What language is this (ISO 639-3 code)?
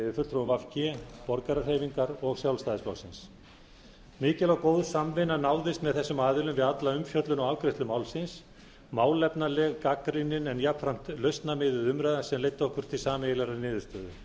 isl